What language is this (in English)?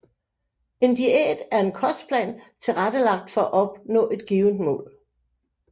Danish